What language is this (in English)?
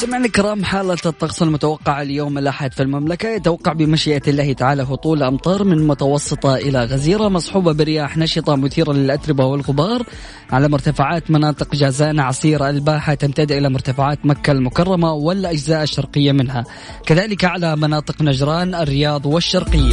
Arabic